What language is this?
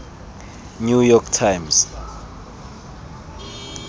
Tswana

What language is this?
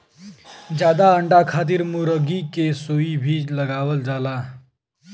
Bhojpuri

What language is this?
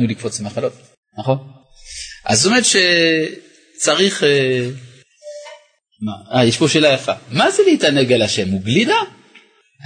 Hebrew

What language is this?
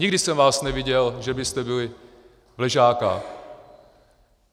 Czech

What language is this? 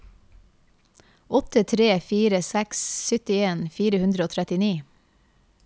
Norwegian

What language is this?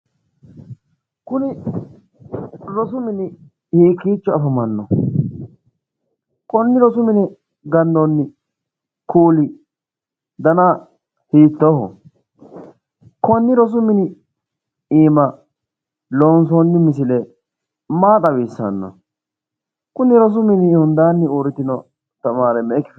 Sidamo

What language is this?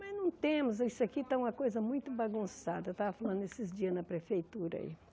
Portuguese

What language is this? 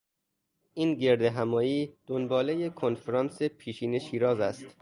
Persian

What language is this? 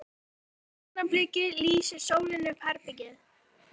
Icelandic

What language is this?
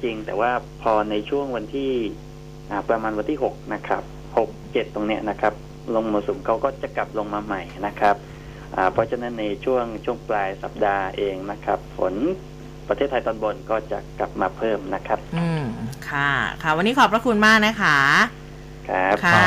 Thai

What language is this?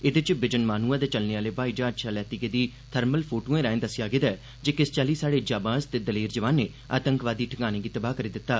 Dogri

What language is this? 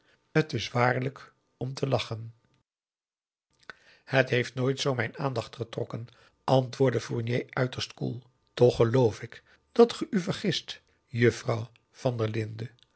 Dutch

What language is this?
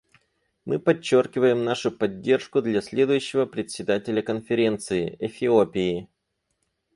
Russian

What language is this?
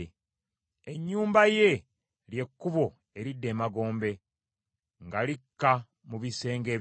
Ganda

